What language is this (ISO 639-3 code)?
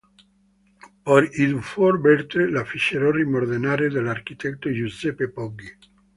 ita